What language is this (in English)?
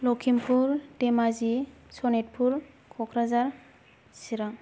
Bodo